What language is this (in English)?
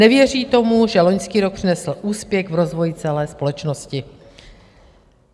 Czech